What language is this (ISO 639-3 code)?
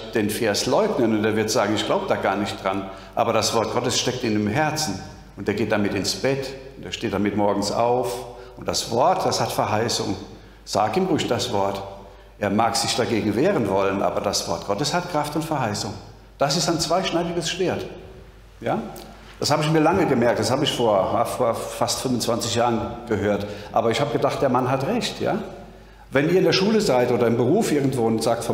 deu